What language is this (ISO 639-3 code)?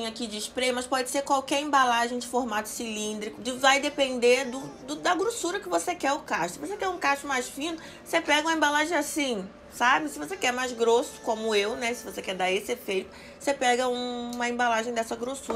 por